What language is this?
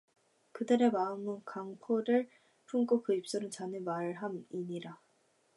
Korean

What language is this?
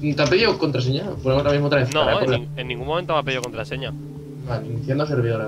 Spanish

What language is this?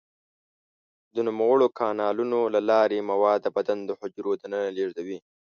Pashto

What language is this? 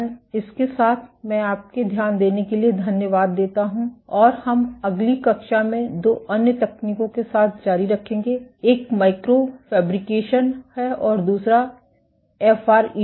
Hindi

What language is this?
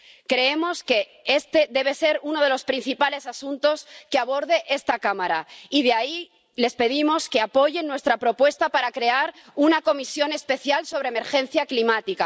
Spanish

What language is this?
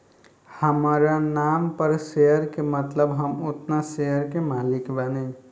Bhojpuri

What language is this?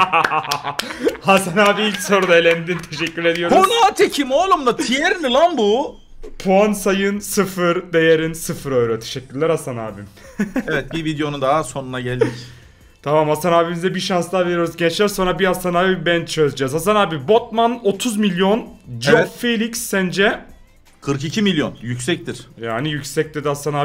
Turkish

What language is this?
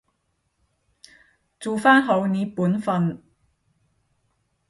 Cantonese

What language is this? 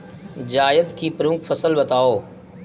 Hindi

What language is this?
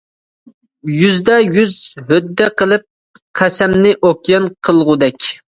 Uyghur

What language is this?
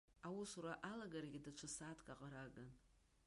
Abkhazian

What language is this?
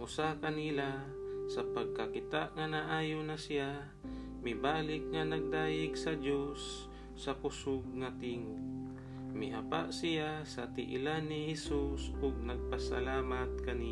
Filipino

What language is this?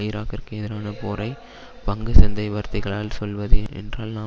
Tamil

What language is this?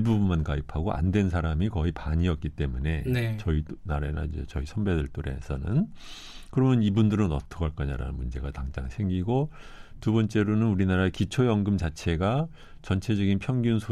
Korean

